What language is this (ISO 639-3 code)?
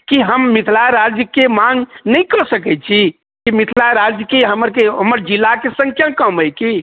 mai